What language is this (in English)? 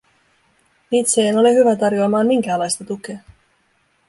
Finnish